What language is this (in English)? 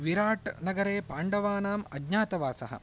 Sanskrit